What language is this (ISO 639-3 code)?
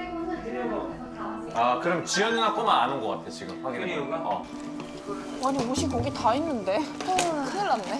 kor